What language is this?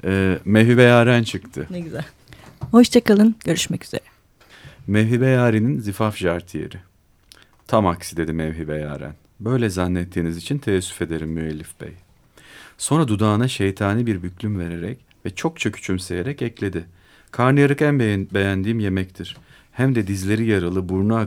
Turkish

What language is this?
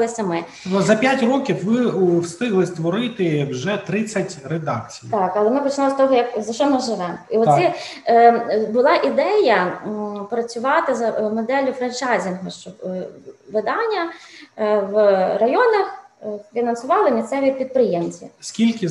Ukrainian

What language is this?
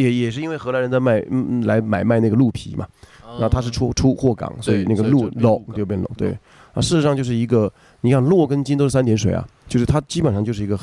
Chinese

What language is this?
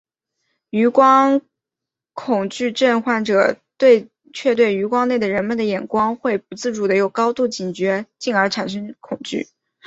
Chinese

